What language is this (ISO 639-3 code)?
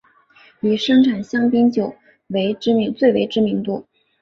zho